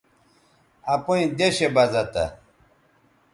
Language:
Bateri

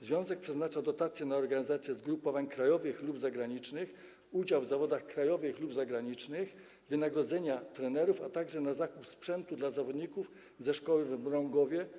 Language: Polish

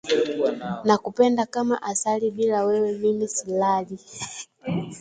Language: Swahili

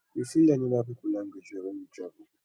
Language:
Nigerian Pidgin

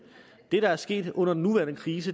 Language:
Danish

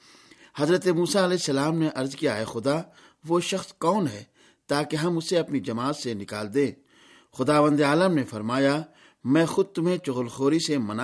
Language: Urdu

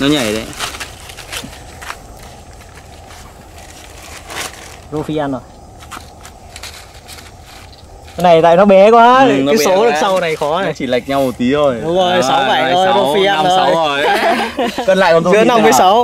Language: Vietnamese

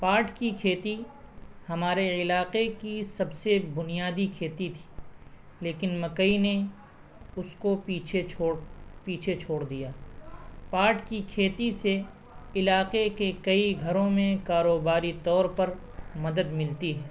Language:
Urdu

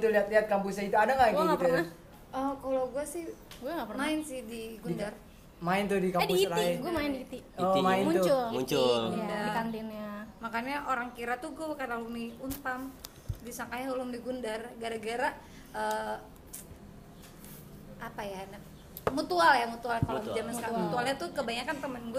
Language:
Indonesian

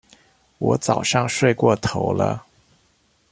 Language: Chinese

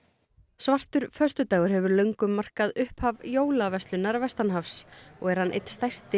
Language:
Icelandic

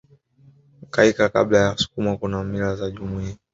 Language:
Swahili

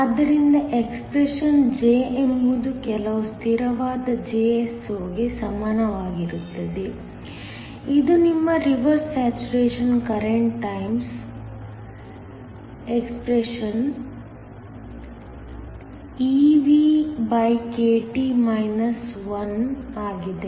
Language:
Kannada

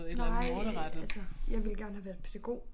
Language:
Danish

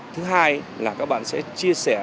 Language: Vietnamese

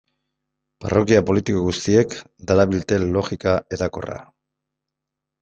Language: Basque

